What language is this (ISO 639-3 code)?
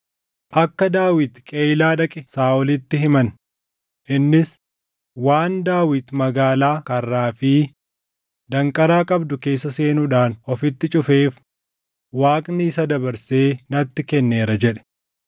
orm